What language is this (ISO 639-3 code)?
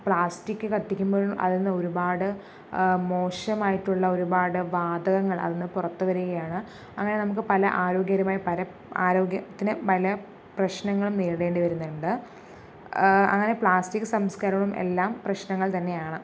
mal